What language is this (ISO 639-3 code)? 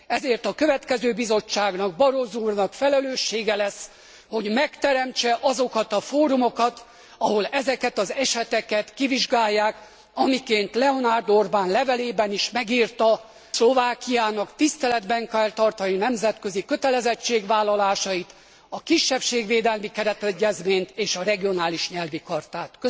hun